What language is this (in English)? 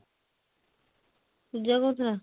Odia